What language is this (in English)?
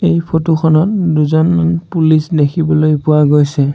Assamese